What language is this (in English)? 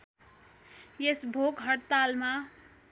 Nepali